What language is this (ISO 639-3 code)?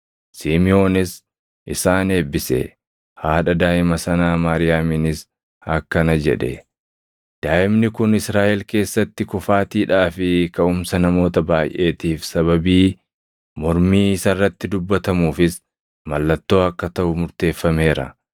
orm